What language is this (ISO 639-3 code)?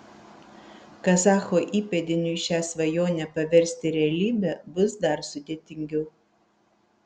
lit